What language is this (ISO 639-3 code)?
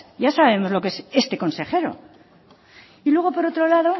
spa